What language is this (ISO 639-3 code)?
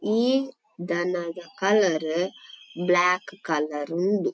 tcy